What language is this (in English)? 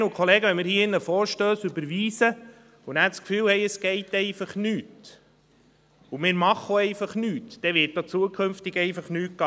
Swiss German